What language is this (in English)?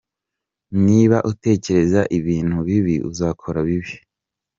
Kinyarwanda